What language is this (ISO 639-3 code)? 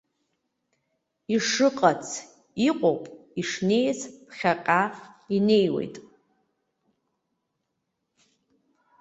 abk